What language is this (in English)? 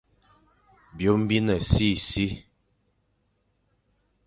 Fang